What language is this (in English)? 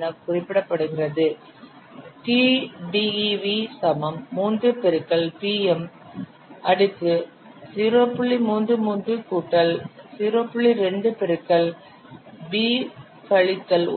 Tamil